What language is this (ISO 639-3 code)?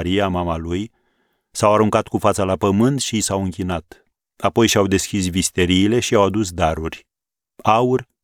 ron